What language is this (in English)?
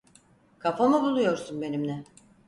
Turkish